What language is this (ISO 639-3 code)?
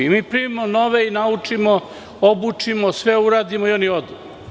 srp